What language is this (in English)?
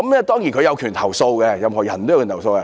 Cantonese